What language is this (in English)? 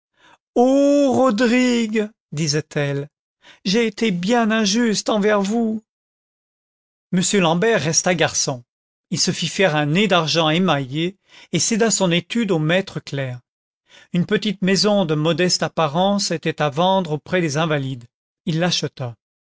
French